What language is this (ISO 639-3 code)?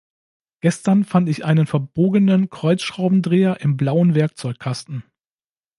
deu